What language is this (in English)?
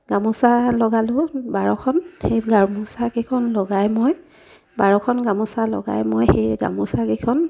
Assamese